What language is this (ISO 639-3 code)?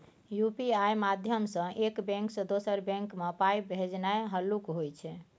mai